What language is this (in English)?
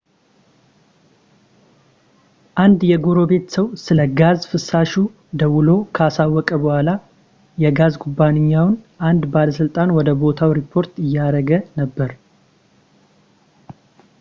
Amharic